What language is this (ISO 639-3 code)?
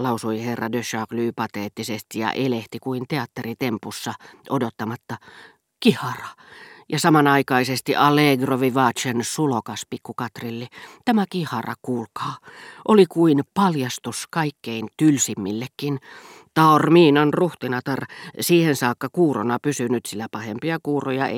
fin